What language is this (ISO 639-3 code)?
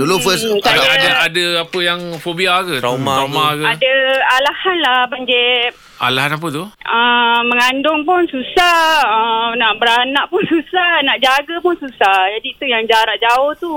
msa